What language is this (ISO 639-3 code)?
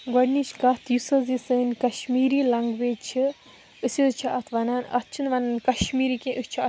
kas